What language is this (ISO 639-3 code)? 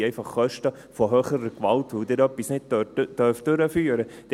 gsw